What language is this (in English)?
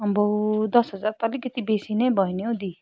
Nepali